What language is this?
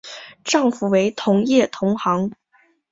Chinese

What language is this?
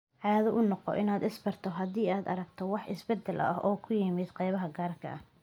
Somali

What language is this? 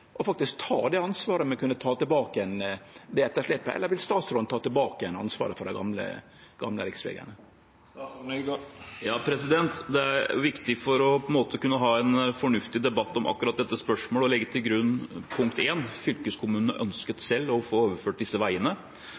Norwegian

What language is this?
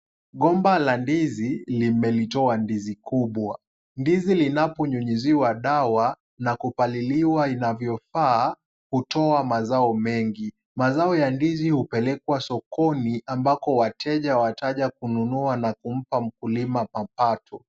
Swahili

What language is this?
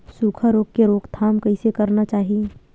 Chhattisgarhi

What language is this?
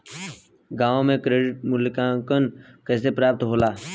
Bhojpuri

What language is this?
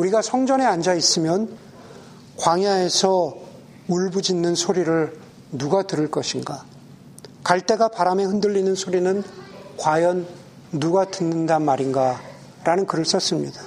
Korean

